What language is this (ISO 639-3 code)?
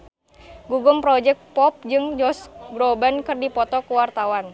sun